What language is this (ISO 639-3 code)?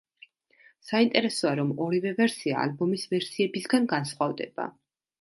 kat